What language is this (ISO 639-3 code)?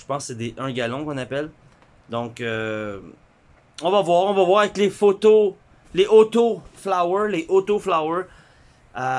fra